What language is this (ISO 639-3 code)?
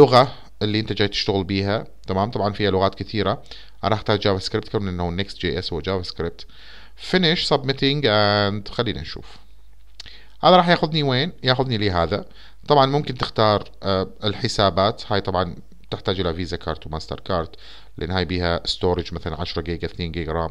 ara